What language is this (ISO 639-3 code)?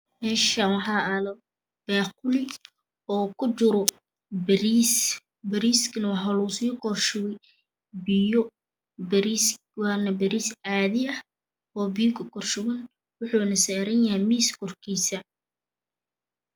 som